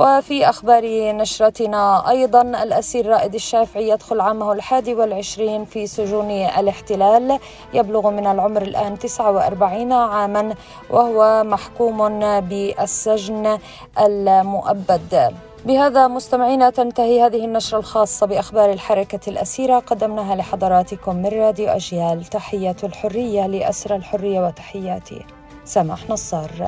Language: Arabic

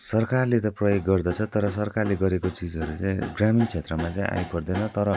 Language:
Nepali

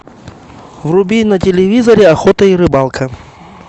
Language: Russian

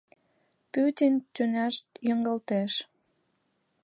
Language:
Mari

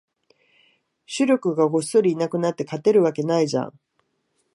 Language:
Japanese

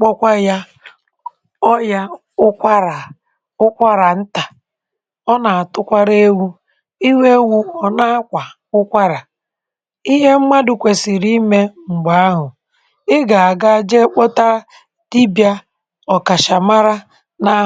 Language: Igbo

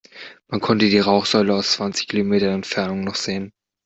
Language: German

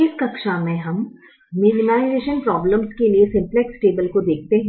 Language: Hindi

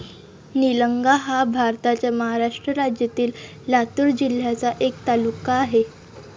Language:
Marathi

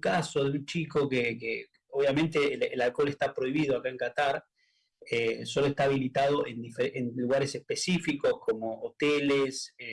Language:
Spanish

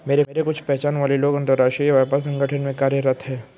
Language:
Hindi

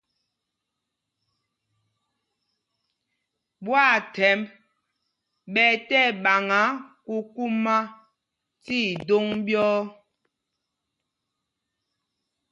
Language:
Mpumpong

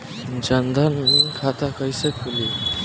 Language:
Bhojpuri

